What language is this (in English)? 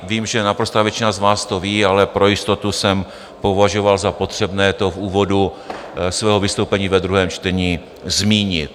Czech